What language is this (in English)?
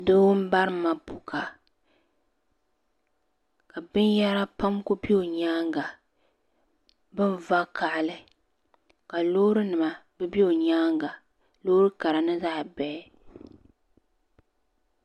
Dagbani